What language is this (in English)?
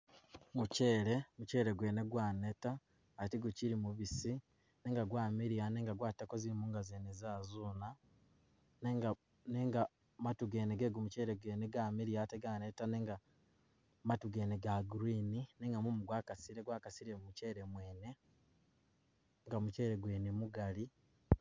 Masaaba